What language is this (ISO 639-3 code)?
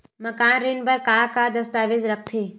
hne